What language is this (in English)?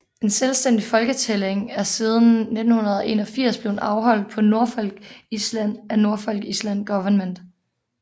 Danish